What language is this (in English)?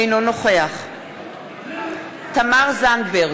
Hebrew